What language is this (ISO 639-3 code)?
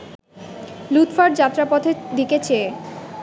ben